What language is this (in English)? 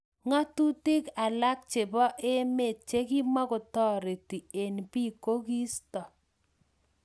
Kalenjin